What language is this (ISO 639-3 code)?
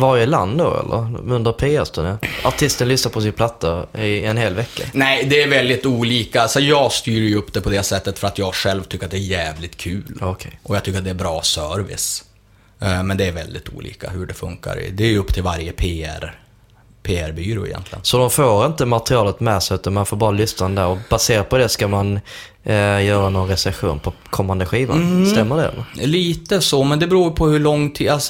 swe